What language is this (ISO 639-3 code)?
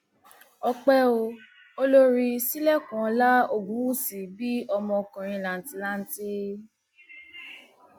yor